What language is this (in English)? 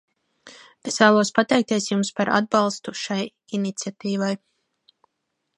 Latvian